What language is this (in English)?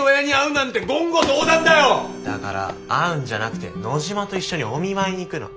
Japanese